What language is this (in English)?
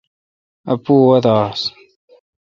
Kalkoti